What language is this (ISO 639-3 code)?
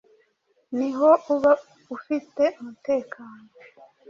kin